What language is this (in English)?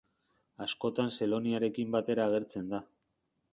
Basque